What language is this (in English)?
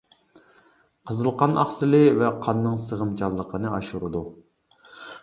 Uyghur